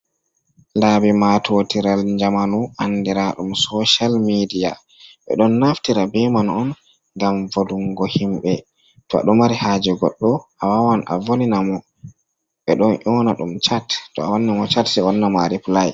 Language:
Fula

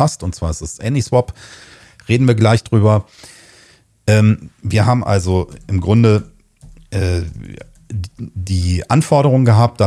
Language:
German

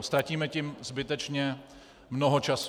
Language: Czech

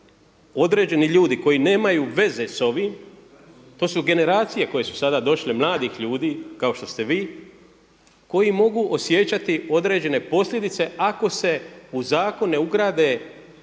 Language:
Croatian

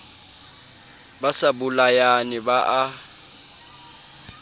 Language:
Southern Sotho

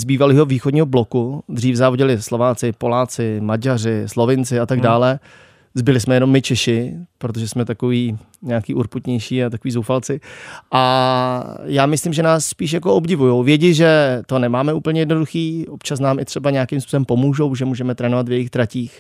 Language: Czech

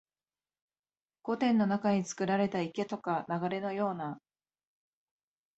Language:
Japanese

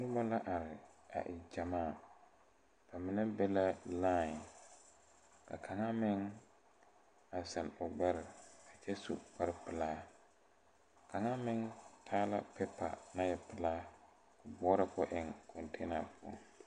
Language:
Southern Dagaare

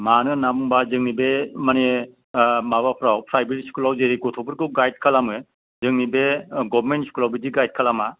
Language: Bodo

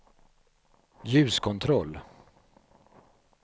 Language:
Swedish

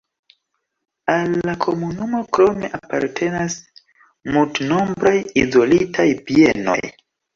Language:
Esperanto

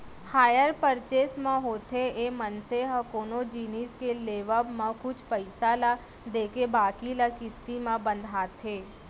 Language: Chhattisgarhi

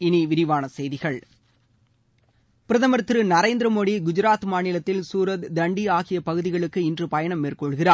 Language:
Tamil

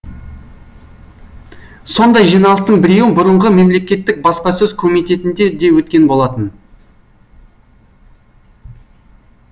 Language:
Kazakh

